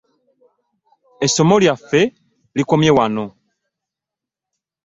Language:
Ganda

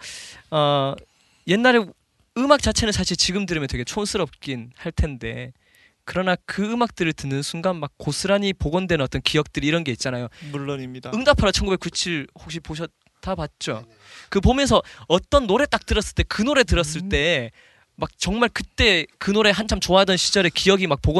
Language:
Korean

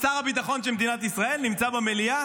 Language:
Hebrew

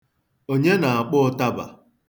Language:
Igbo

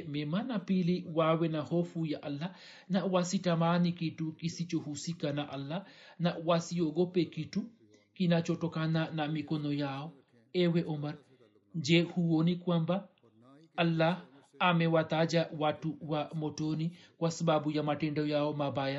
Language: Swahili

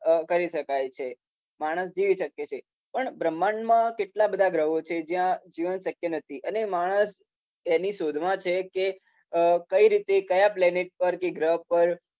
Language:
Gujarati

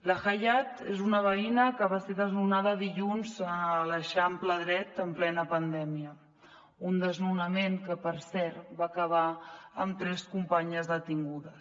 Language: Catalan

